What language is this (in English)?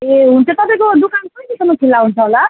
Nepali